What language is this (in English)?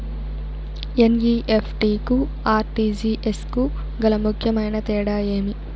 Telugu